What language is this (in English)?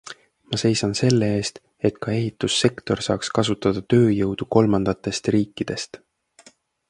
Estonian